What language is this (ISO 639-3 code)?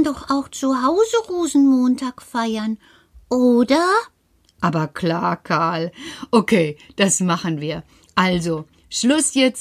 deu